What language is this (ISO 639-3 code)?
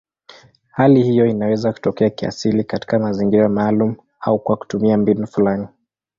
swa